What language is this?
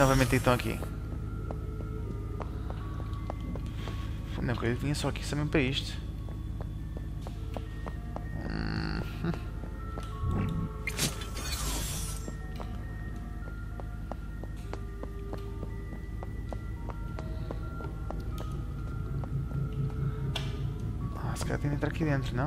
Portuguese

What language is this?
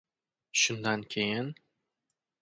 Uzbek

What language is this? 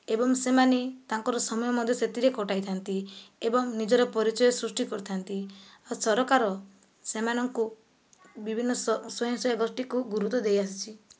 Odia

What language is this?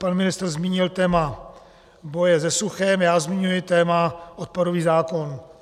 Czech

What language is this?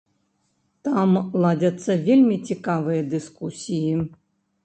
Belarusian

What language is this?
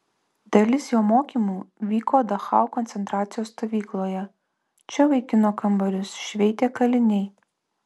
Lithuanian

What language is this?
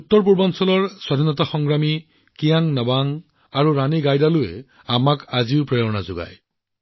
Assamese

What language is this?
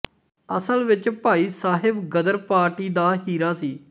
Punjabi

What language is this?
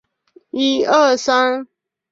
Chinese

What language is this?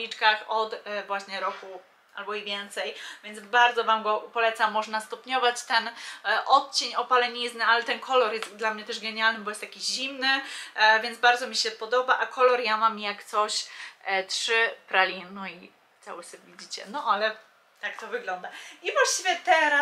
Polish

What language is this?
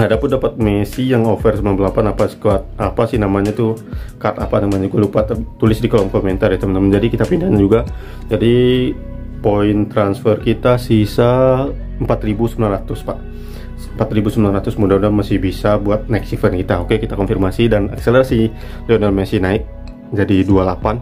Indonesian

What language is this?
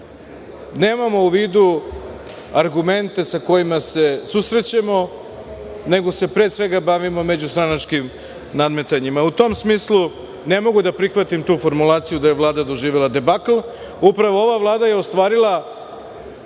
Serbian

